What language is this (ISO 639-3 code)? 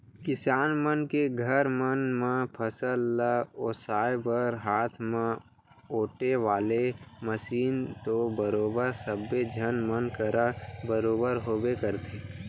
hne